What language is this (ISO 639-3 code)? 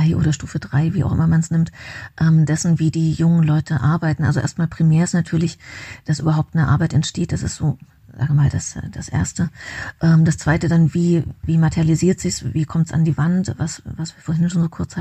deu